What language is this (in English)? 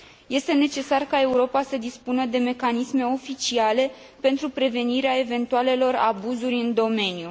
Romanian